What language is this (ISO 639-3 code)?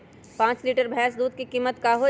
mag